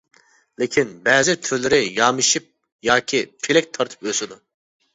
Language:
Uyghur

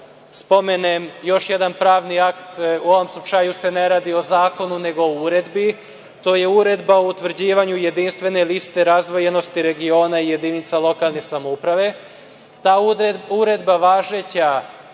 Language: Serbian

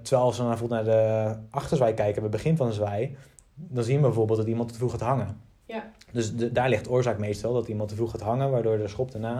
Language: Dutch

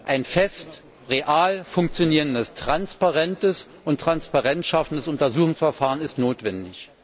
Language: German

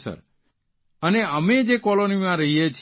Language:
Gujarati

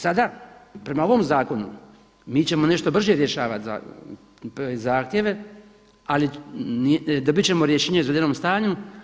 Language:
Croatian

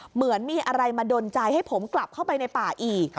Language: Thai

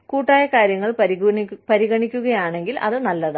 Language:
Malayalam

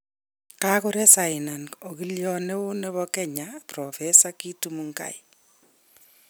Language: Kalenjin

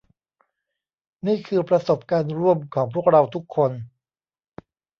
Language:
Thai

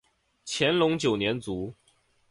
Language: Chinese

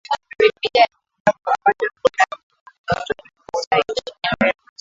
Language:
Swahili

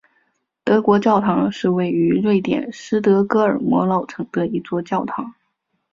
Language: Chinese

